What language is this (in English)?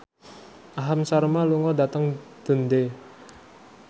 Javanese